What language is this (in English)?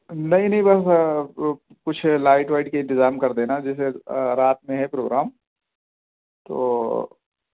Urdu